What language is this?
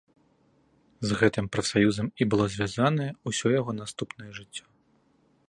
Belarusian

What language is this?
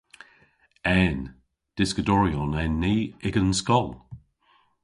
Cornish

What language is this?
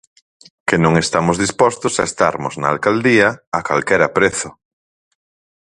Galician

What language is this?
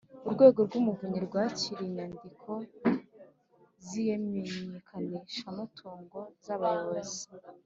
Kinyarwanda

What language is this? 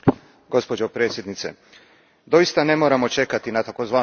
Croatian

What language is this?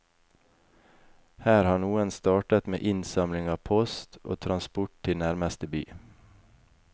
Norwegian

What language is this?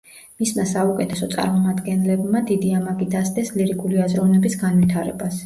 Georgian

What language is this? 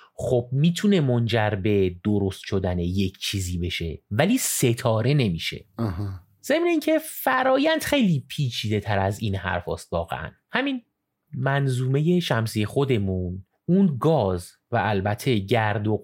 Persian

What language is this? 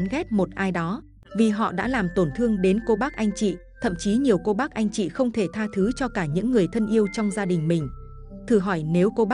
Vietnamese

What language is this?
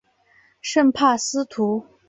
Chinese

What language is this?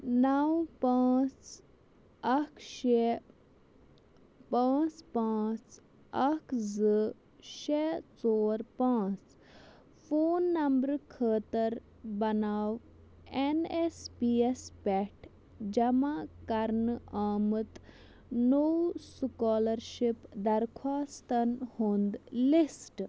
Kashmiri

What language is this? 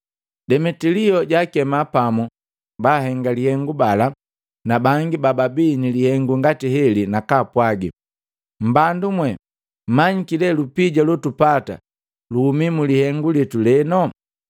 Matengo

